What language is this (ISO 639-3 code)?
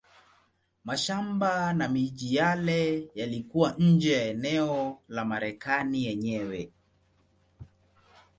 swa